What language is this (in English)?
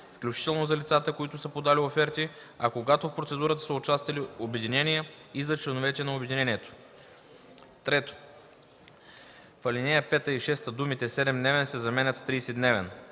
Bulgarian